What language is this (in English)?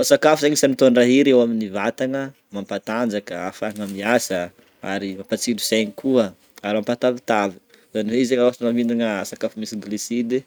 Northern Betsimisaraka Malagasy